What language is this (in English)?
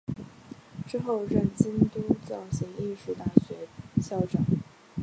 Chinese